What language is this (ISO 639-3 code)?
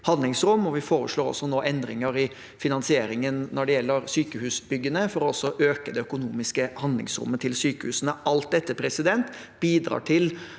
nor